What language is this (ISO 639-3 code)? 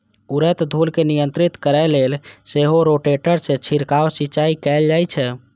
mai